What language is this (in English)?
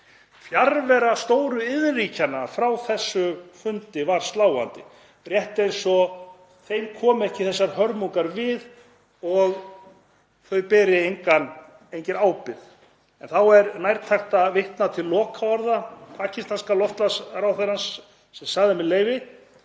Icelandic